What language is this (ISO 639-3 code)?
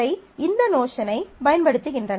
tam